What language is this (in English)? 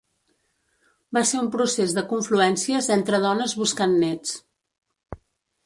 Catalan